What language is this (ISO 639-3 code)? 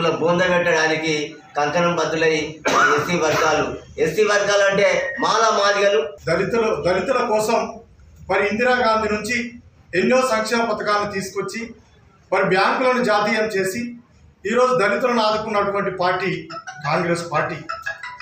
tel